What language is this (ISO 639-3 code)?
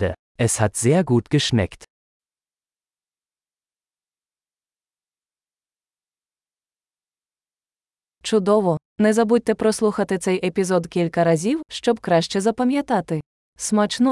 ukr